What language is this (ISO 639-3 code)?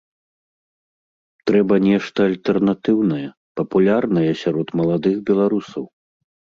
bel